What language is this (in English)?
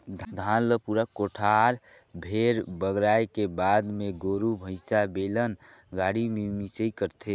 Chhattisgarhi